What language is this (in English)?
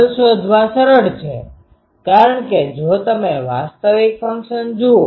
Gujarati